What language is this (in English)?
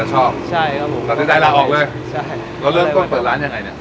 Thai